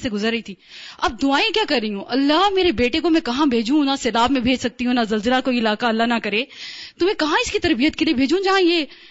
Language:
Urdu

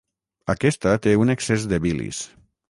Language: Catalan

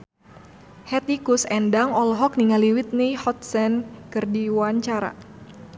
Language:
Sundanese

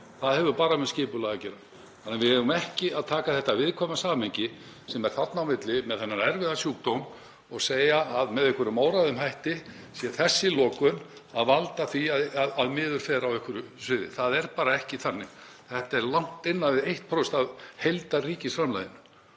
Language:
Icelandic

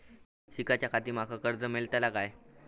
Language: Marathi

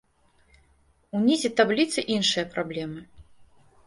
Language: Belarusian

